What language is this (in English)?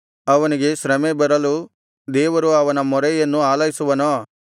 Kannada